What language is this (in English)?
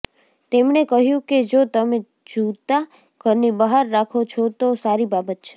Gujarati